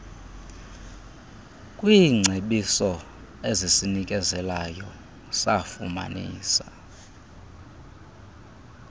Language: Xhosa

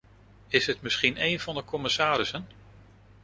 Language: Dutch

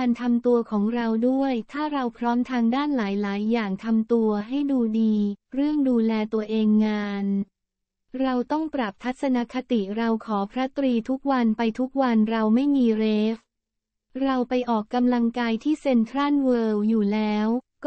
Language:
Thai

